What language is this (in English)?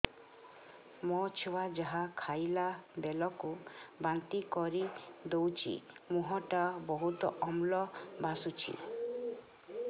Odia